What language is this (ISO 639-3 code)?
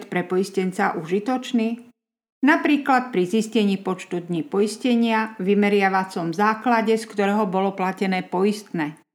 slk